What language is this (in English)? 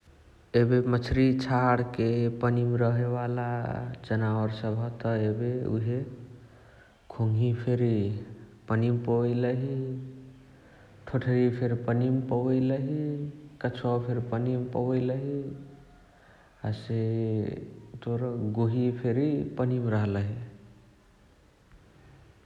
Chitwania Tharu